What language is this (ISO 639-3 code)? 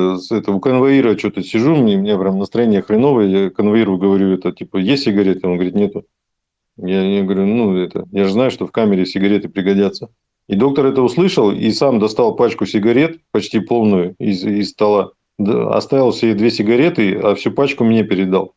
rus